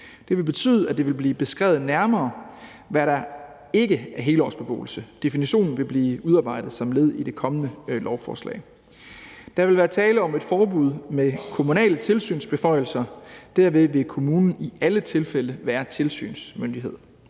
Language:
Danish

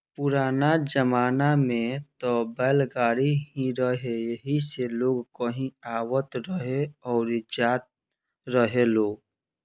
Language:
Bhojpuri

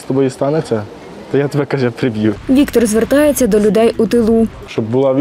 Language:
Ukrainian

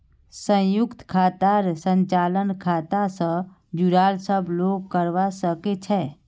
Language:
Magahi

